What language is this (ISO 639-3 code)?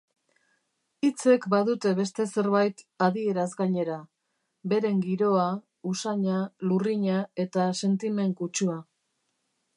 eus